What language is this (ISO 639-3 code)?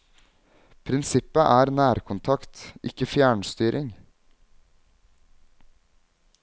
nor